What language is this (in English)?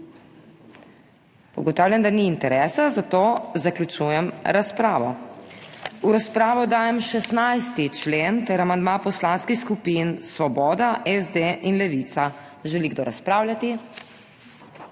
Slovenian